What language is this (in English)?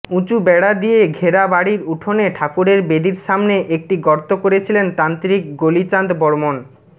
Bangla